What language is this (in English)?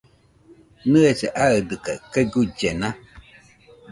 Nüpode Huitoto